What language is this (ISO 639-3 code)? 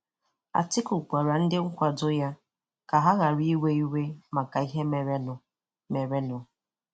ibo